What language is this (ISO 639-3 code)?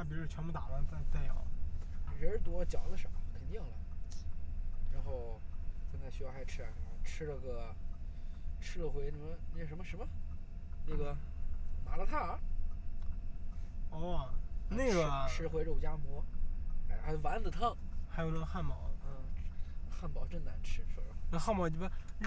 zho